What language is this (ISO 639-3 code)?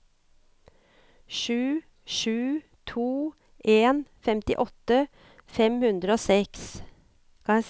nor